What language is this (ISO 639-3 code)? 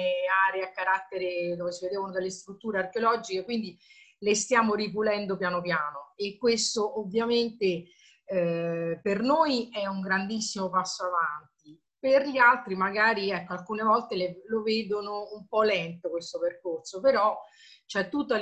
ita